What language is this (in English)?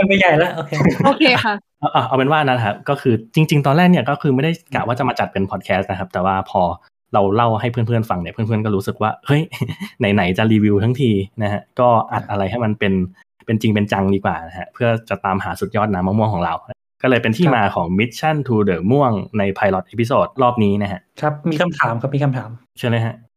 Thai